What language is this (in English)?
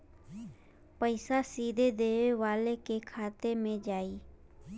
Bhojpuri